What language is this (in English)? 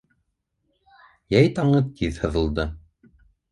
Bashkir